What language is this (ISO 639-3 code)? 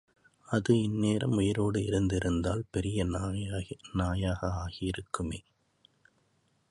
tam